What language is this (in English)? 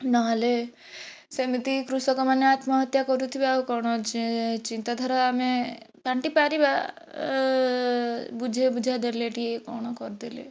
Odia